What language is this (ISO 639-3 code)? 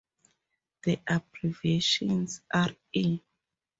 eng